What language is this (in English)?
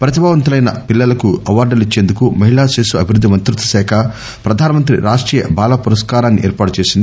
Telugu